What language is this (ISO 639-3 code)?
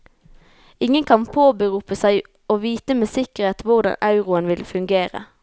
nor